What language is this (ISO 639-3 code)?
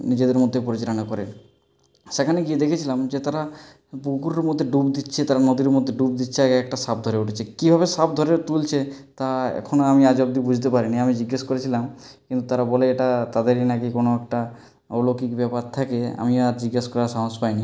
ben